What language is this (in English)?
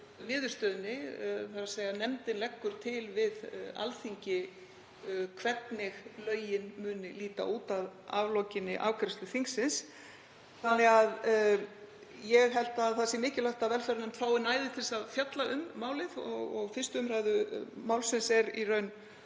Icelandic